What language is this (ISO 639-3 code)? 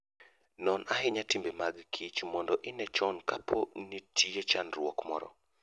luo